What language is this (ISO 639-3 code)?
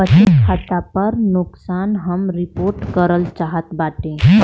bho